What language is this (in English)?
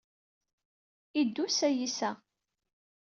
Kabyle